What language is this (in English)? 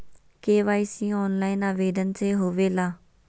Magahi